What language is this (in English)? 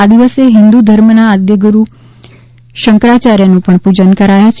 Gujarati